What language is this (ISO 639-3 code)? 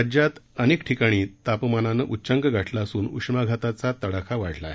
mar